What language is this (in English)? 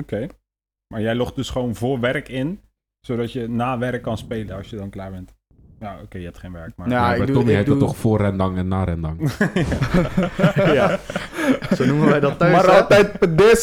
Dutch